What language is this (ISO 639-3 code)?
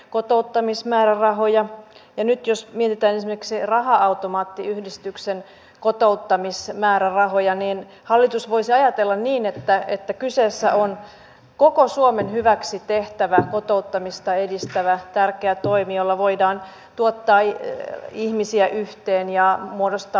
fin